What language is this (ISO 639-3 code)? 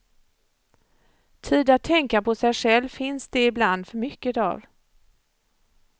swe